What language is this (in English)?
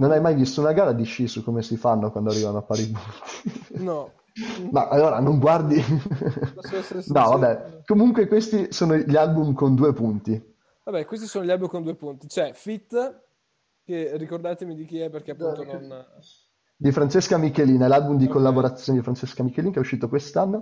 Italian